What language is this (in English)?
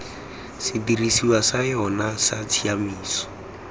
Tswana